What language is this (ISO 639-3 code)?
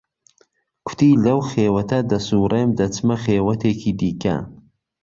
ckb